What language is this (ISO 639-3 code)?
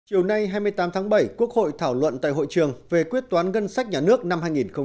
vie